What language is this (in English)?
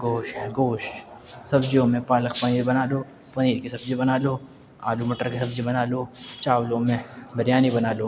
Urdu